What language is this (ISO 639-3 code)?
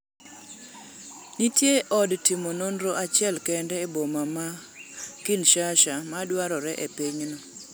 luo